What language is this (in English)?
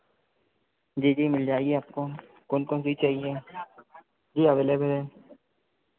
Hindi